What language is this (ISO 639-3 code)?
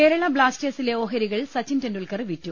mal